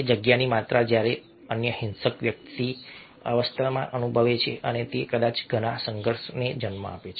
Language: Gujarati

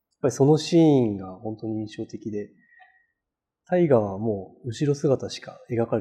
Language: Japanese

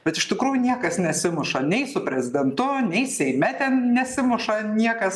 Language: Lithuanian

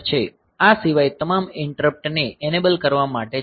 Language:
Gujarati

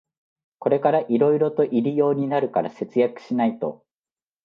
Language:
Japanese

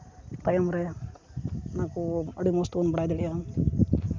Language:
Santali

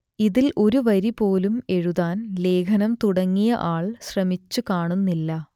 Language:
Malayalam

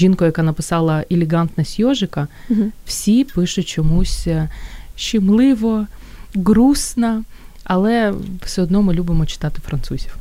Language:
Ukrainian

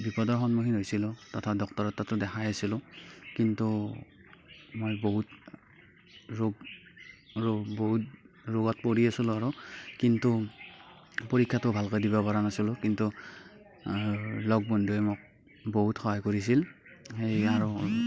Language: Assamese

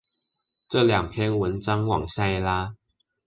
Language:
Chinese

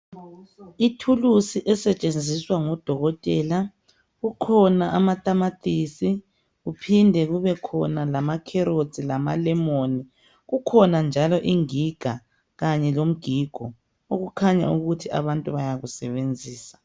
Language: North Ndebele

